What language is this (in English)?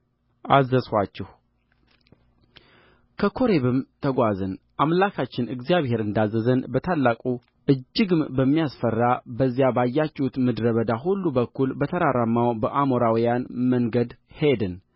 Amharic